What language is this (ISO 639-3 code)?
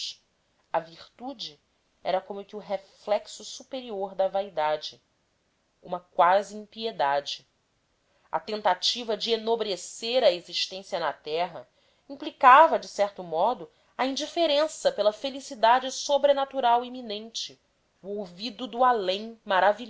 por